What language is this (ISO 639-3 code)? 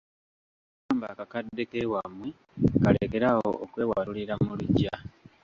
lug